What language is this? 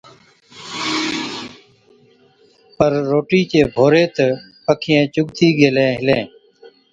Od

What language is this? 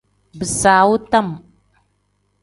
Tem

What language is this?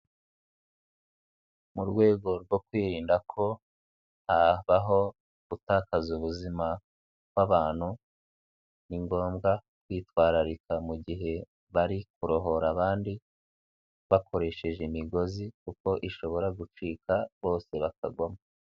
Kinyarwanda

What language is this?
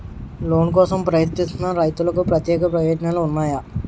Telugu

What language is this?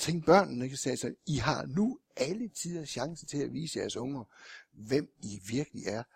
Danish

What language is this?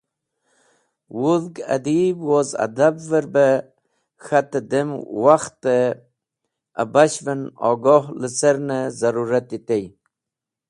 Wakhi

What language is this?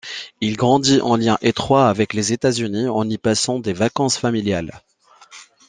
French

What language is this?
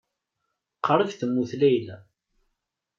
Kabyle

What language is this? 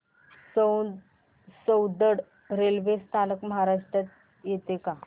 Marathi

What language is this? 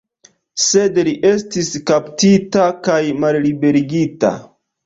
Esperanto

